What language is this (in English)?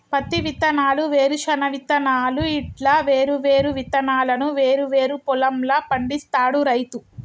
Telugu